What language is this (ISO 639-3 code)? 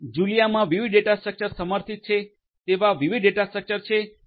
guj